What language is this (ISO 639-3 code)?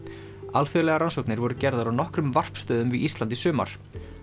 isl